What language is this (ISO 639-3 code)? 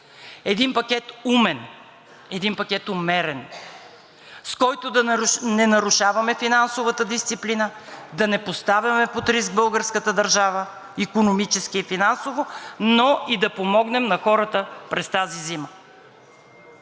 bul